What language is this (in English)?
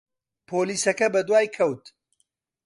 Central Kurdish